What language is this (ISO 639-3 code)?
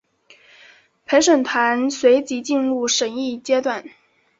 zho